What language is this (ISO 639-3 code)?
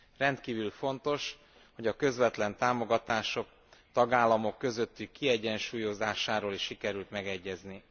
hun